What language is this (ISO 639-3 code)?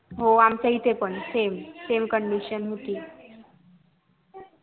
mar